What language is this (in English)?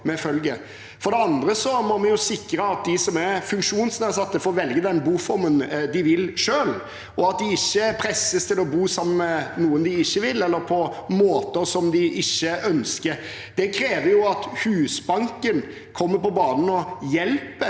Norwegian